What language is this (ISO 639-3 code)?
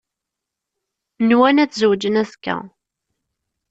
kab